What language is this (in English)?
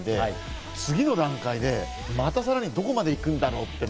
Japanese